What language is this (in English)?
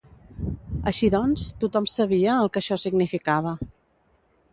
Catalan